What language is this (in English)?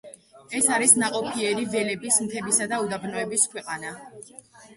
Georgian